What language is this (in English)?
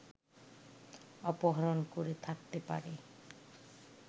Bangla